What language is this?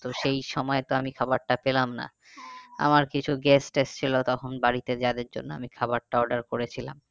Bangla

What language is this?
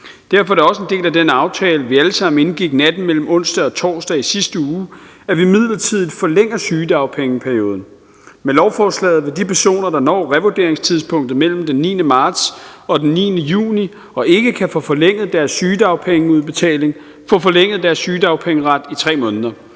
Danish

